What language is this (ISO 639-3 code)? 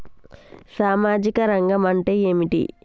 tel